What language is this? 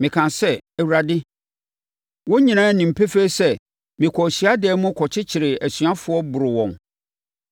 Akan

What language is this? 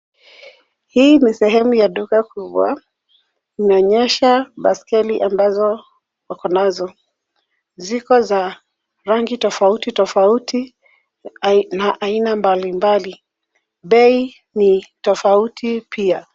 Swahili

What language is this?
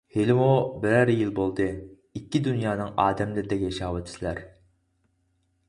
Uyghur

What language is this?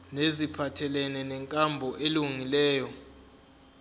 Zulu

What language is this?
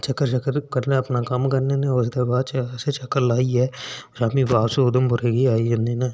Dogri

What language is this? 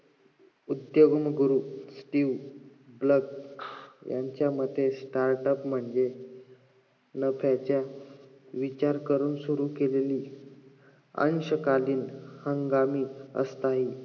Marathi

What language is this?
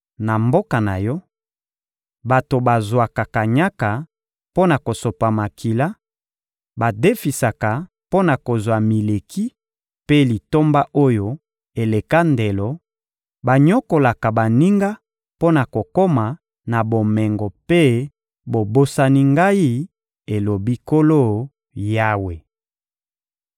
Lingala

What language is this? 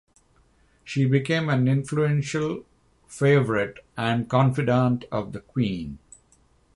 English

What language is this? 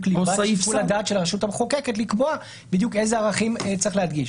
Hebrew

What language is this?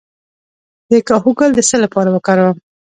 Pashto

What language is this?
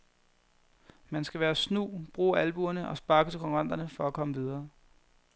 Danish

